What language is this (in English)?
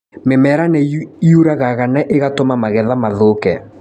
Kikuyu